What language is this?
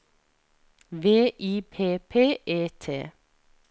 Norwegian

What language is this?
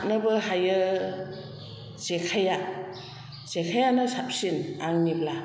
Bodo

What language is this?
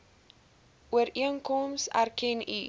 Afrikaans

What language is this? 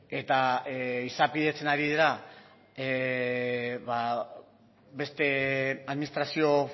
Basque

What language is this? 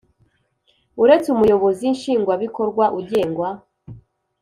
Kinyarwanda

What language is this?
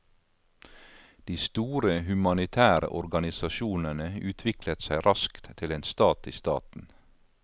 Norwegian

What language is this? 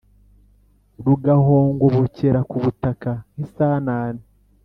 Kinyarwanda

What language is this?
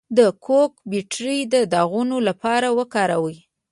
Pashto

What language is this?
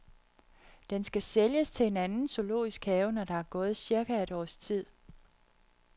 Danish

